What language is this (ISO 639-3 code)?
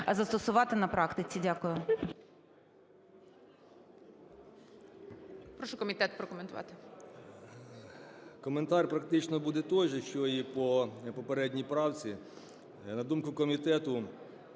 ukr